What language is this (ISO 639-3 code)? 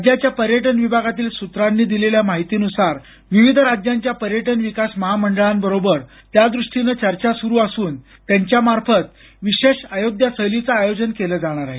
mar